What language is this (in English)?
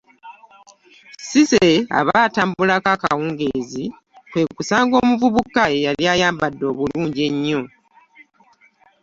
Ganda